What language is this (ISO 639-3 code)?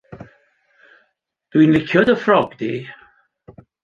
cym